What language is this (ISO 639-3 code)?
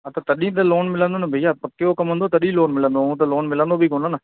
snd